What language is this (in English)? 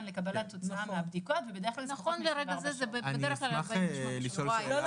Hebrew